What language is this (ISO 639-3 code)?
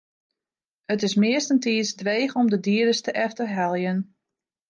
fry